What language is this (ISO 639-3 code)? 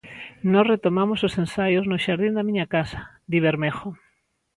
glg